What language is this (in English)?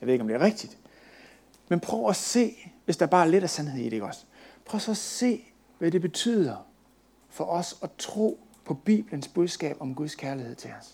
Danish